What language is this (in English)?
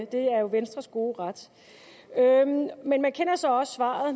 Danish